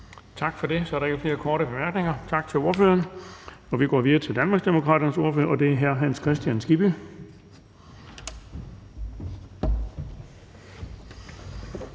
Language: Danish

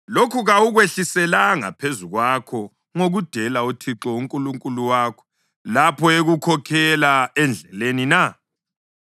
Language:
North Ndebele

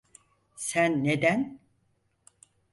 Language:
Turkish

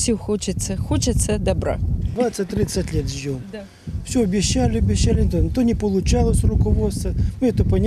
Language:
Ukrainian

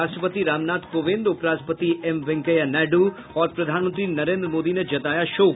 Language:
Hindi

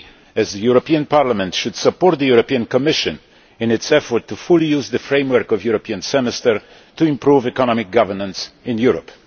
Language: English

